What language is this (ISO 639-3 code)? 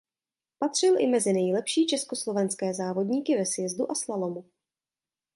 ces